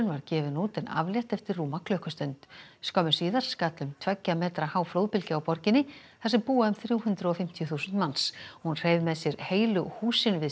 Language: Icelandic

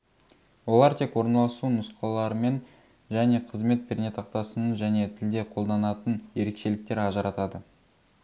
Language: Kazakh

